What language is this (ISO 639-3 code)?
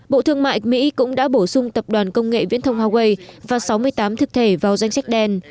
vie